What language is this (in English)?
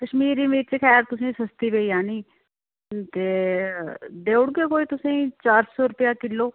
Dogri